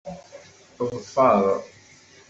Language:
Kabyle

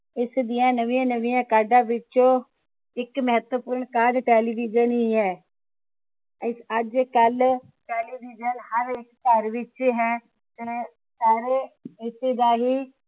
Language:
Punjabi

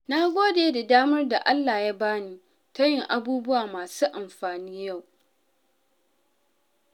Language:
Hausa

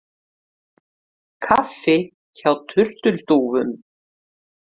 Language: Icelandic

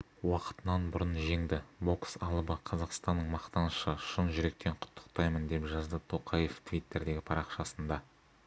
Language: Kazakh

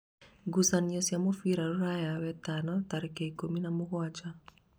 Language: Kikuyu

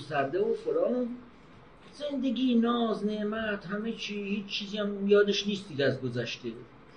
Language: Persian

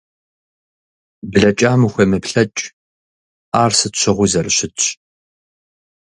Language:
Kabardian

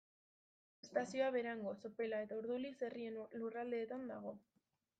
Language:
Basque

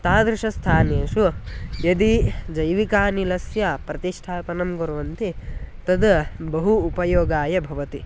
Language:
Sanskrit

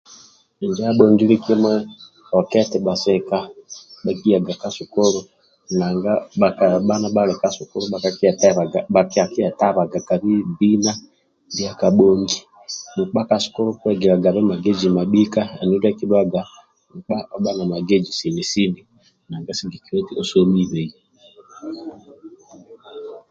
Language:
Amba (Uganda)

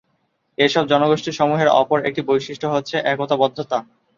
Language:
Bangla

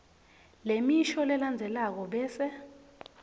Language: Swati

